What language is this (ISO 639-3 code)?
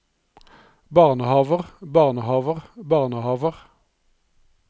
nor